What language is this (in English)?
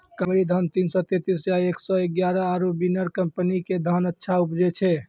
Maithili